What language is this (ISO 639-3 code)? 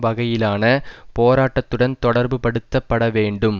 tam